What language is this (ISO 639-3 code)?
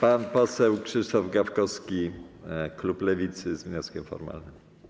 pol